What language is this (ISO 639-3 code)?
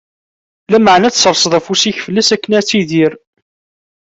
kab